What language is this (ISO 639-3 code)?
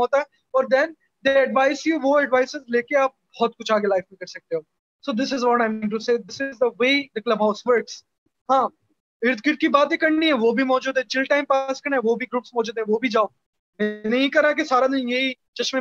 urd